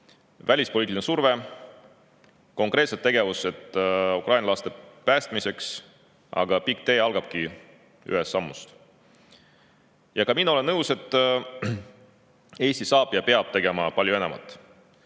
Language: Estonian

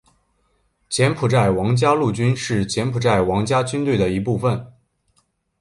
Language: Chinese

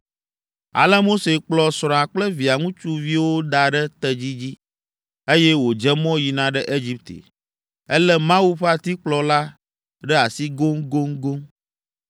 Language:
Ewe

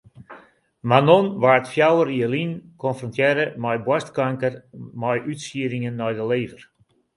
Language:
Western Frisian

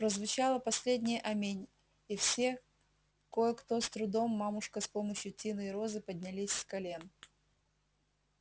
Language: Russian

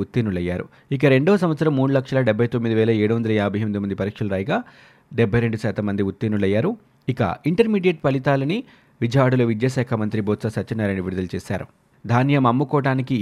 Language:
Telugu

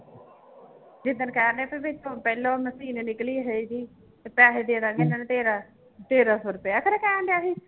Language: Punjabi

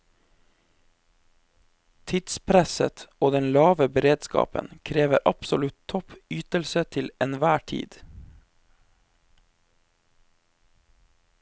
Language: Norwegian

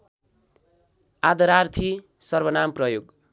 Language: Nepali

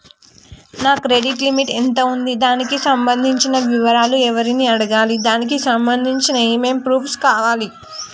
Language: Telugu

